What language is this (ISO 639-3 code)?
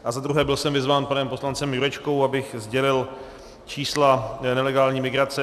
ces